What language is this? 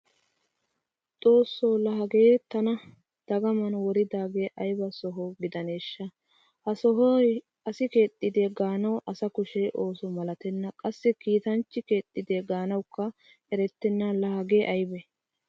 Wolaytta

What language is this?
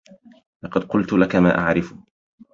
Arabic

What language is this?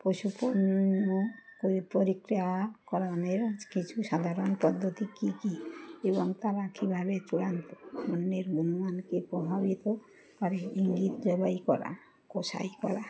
Bangla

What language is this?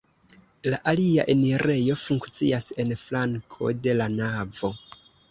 Esperanto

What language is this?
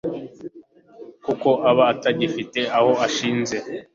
Kinyarwanda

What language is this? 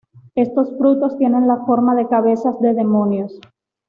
Spanish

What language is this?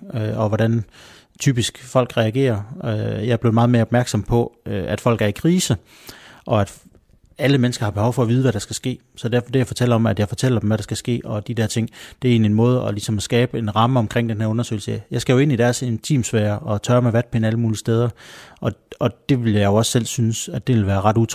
Danish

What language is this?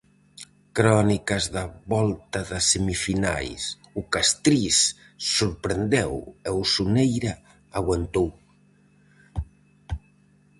Galician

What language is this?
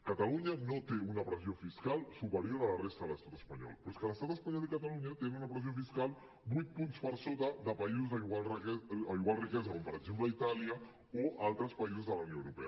Catalan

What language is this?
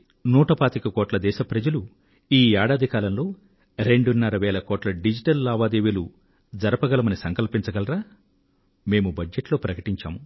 Telugu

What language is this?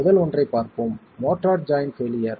Tamil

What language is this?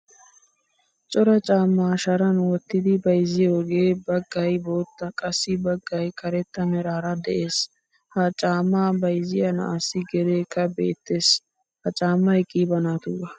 Wolaytta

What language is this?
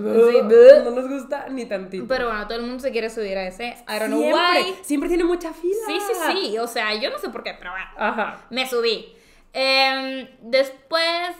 Spanish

